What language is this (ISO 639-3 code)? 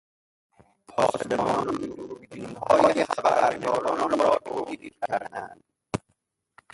fas